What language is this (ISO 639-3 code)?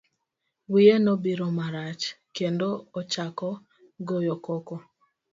luo